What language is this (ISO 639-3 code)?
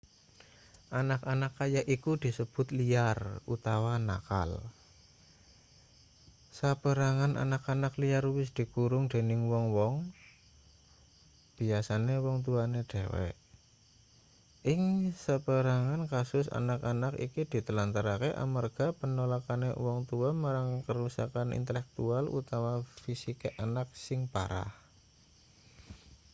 jav